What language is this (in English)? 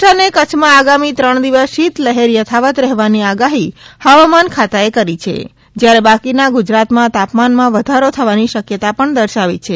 Gujarati